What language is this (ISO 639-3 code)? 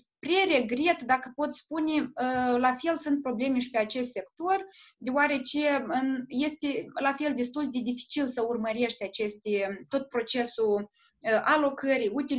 ron